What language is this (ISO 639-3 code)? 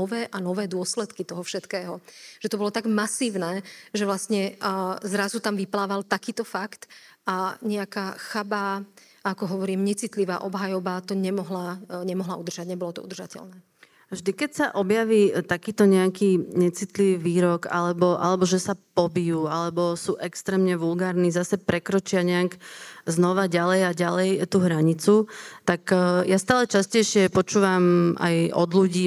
slk